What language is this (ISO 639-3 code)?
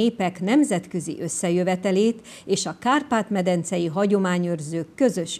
hun